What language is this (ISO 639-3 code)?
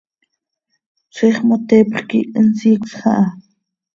sei